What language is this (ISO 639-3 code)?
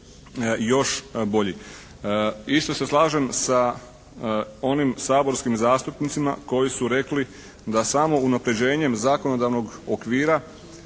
hrv